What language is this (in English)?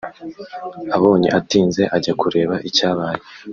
Kinyarwanda